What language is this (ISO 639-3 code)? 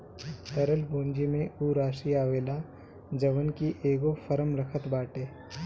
bho